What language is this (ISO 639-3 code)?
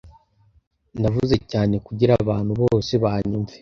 kin